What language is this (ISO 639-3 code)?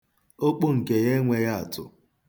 ibo